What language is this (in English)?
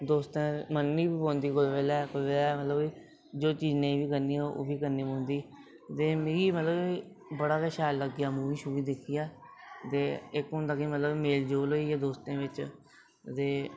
Dogri